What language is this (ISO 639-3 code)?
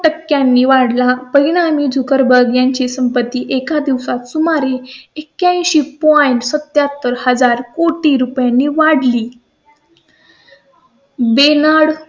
mar